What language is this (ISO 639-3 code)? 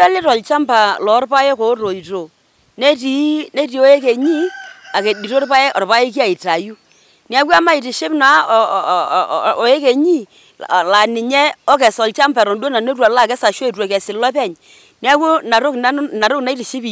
mas